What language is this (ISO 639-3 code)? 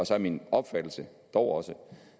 dan